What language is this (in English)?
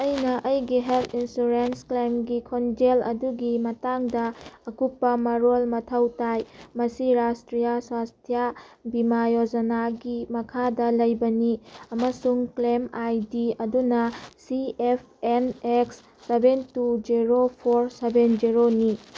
Manipuri